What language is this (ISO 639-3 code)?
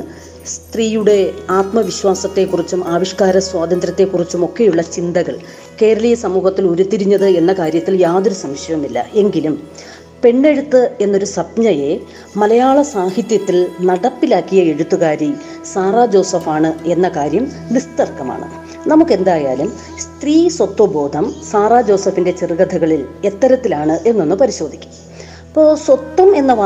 mal